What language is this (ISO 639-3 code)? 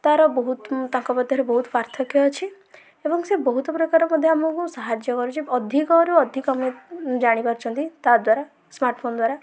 ori